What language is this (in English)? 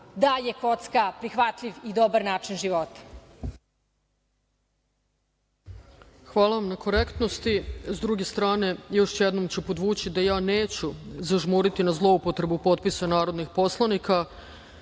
Serbian